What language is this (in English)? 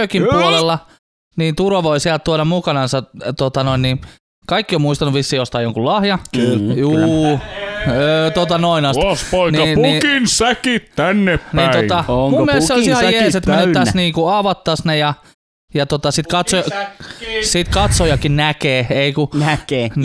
Finnish